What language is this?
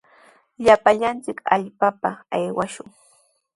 Sihuas Ancash Quechua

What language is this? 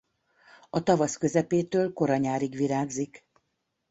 Hungarian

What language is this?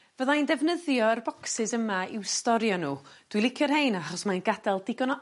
Welsh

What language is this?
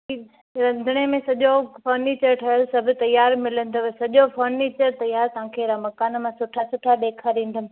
Sindhi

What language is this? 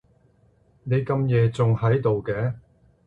Cantonese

